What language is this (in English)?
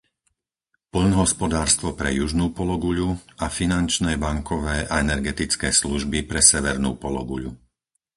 Slovak